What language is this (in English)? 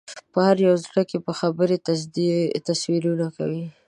Pashto